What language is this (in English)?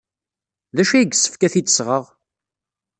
Kabyle